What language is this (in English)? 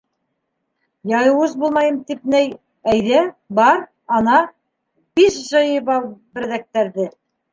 Bashkir